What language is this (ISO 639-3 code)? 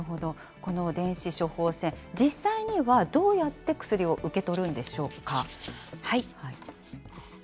jpn